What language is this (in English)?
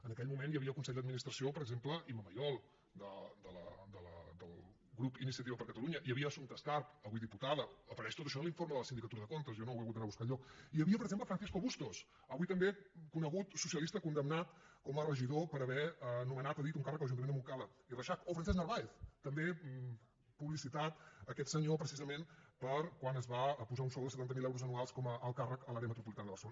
Catalan